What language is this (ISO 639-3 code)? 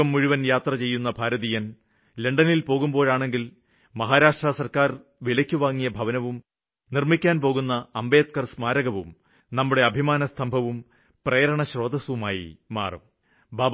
mal